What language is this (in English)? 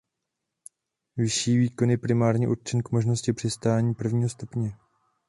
Czech